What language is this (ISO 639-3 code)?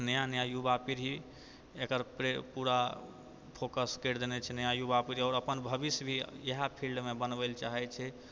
mai